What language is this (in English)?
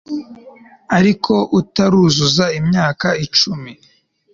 Kinyarwanda